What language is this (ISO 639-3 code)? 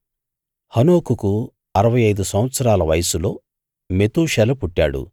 tel